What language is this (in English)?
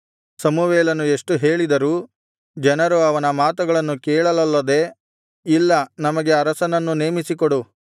Kannada